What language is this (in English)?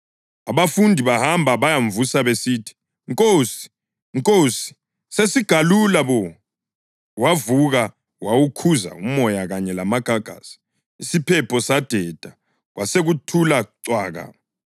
North Ndebele